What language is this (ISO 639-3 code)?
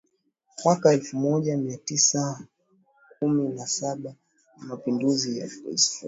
swa